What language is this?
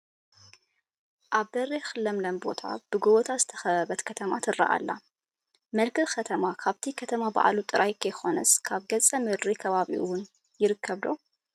Tigrinya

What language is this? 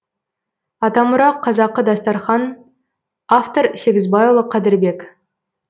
Kazakh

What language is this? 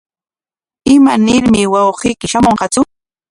Corongo Ancash Quechua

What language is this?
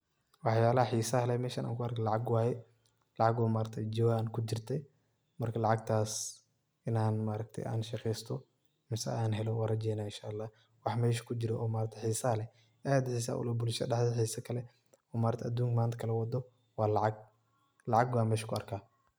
Somali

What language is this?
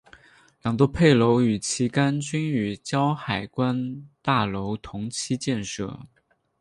Chinese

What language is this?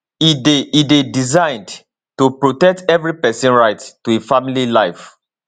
Nigerian Pidgin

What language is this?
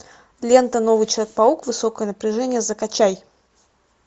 Russian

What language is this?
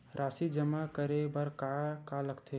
Chhattisgarhi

